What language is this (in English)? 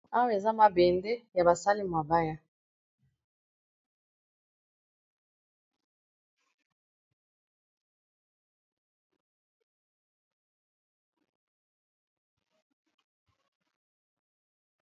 Lingala